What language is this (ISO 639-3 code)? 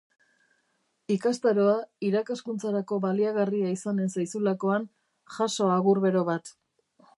eus